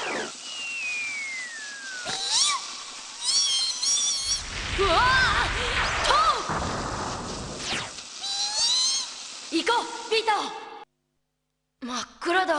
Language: Japanese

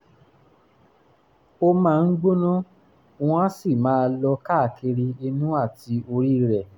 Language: Yoruba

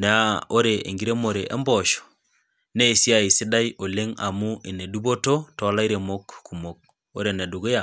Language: Masai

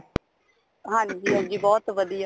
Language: Punjabi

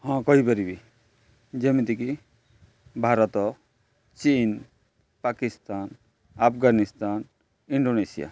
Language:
Odia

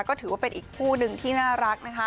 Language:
Thai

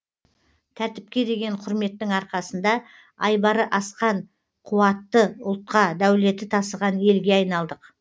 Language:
Kazakh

